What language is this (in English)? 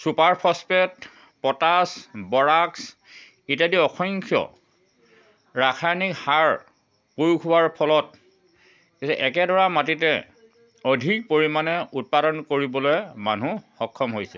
Assamese